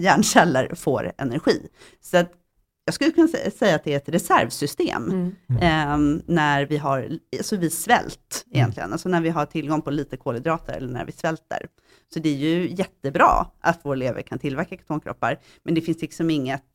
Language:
Swedish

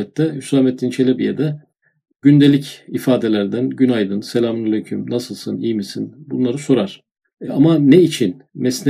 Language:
Turkish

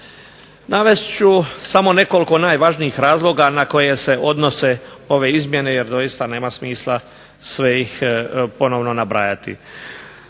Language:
Croatian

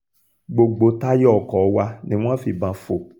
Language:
Yoruba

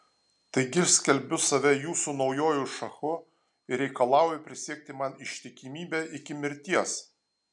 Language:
Lithuanian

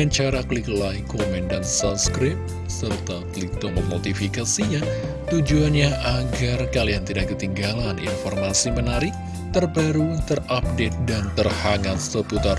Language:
Indonesian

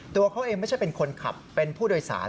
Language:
Thai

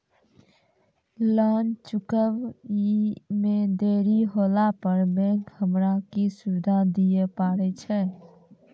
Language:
Maithili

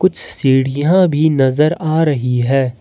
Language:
Hindi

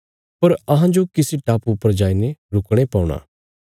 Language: Bilaspuri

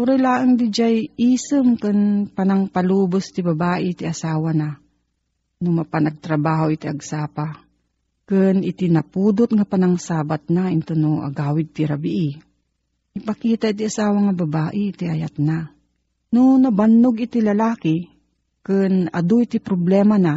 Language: Filipino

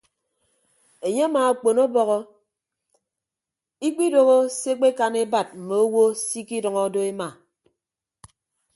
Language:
Ibibio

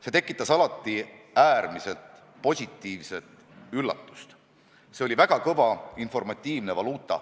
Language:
Estonian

